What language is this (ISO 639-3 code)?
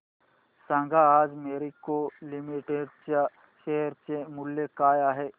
mar